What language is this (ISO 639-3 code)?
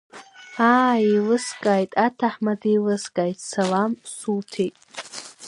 abk